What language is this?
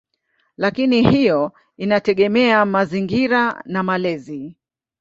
Swahili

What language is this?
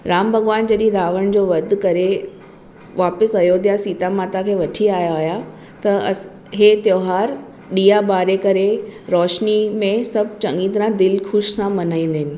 Sindhi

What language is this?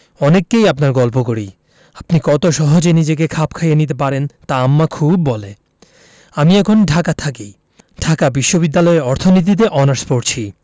Bangla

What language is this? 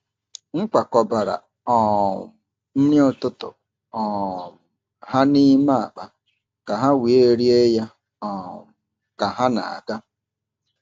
Igbo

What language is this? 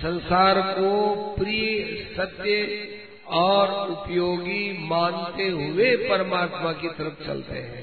Hindi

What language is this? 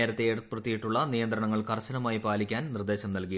Malayalam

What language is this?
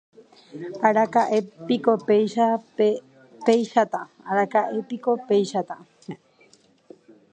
Guarani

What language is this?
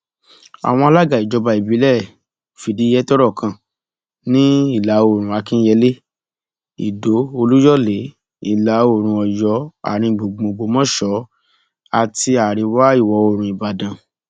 Yoruba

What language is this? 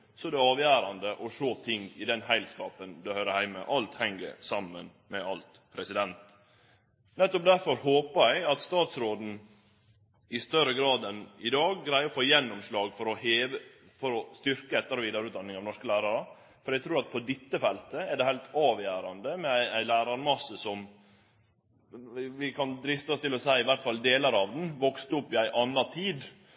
Norwegian Nynorsk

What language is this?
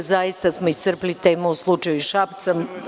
Serbian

